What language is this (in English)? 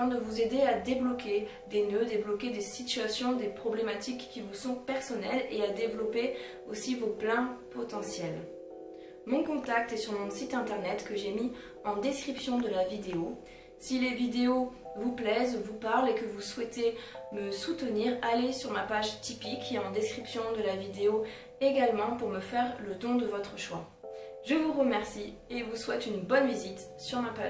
French